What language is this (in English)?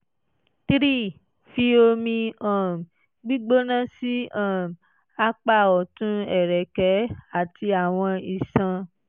Yoruba